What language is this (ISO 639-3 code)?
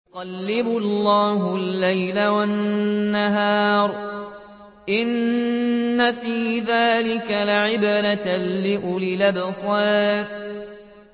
ara